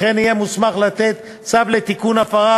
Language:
Hebrew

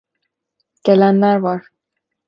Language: Turkish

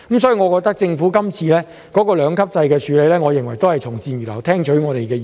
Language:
Cantonese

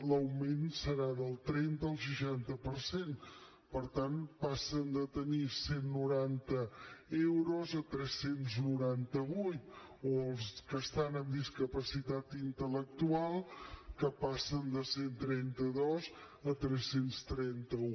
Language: Catalan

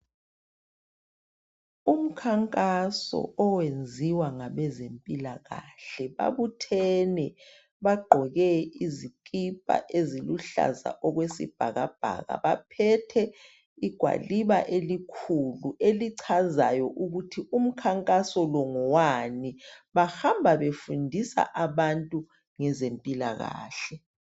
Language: North Ndebele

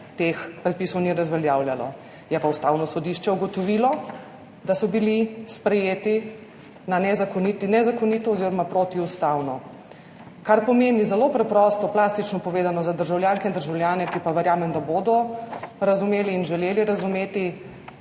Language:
Slovenian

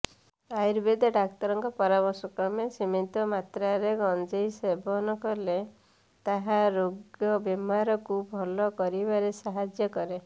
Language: Odia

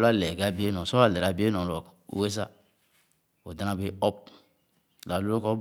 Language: Khana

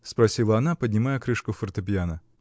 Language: Russian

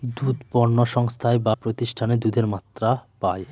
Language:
Bangla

